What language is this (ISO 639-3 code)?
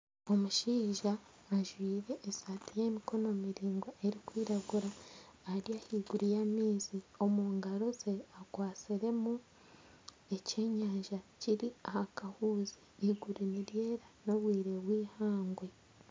nyn